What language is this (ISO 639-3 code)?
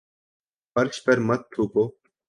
urd